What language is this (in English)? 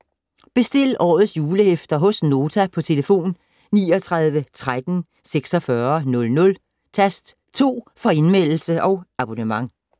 Danish